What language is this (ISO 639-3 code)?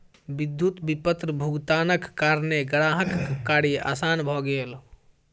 mai